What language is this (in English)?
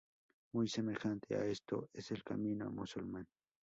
Spanish